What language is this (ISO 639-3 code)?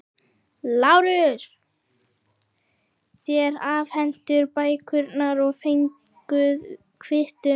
isl